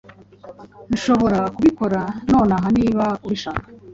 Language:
Kinyarwanda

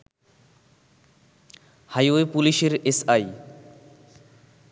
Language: Bangla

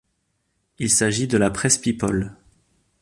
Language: French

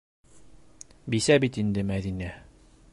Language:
Bashkir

